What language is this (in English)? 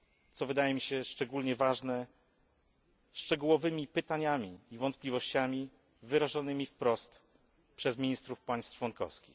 Polish